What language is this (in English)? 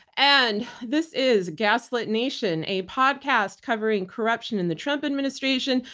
English